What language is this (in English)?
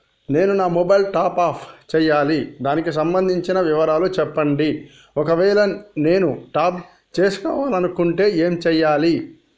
Telugu